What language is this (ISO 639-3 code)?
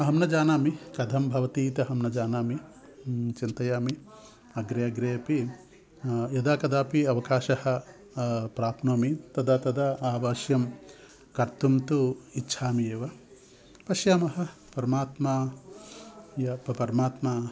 san